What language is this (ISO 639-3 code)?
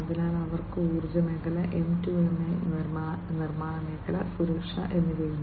mal